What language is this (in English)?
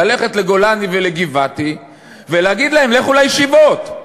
Hebrew